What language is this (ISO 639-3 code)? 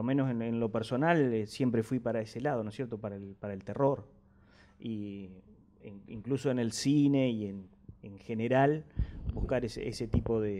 spa